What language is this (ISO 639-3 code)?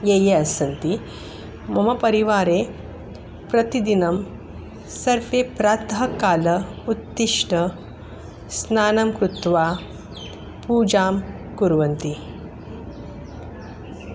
san